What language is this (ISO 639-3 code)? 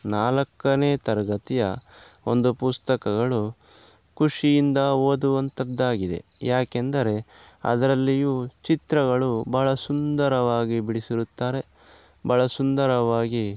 kan